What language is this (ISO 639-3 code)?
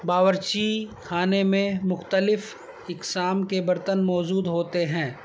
urd